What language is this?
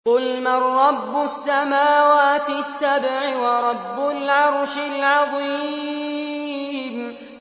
Arabic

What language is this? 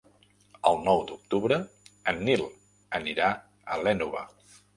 Catalan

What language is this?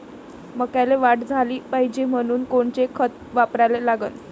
Marathi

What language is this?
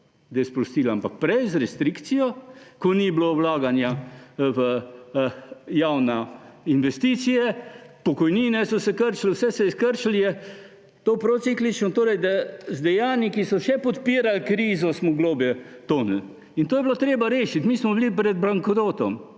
Slovenian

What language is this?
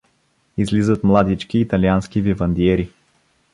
Bulgarian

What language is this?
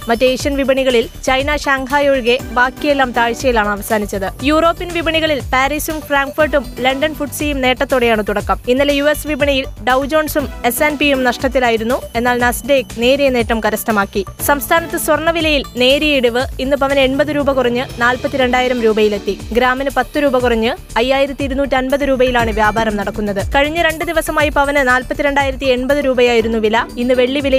Malayalam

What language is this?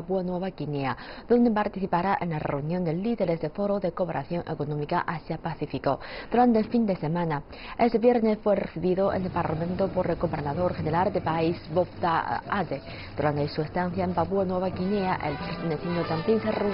Spanish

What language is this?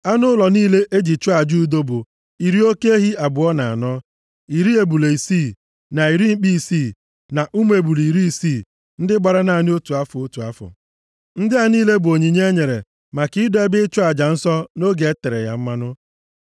Igbo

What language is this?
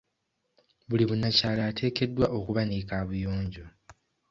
Ganda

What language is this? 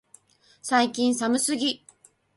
Japanese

